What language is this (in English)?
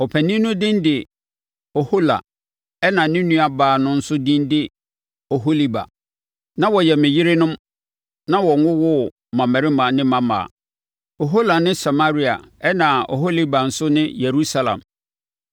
Akan